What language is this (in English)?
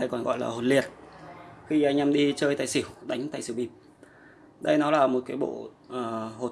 Vietnamese